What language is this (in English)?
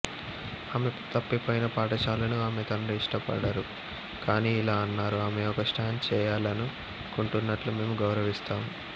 Telugu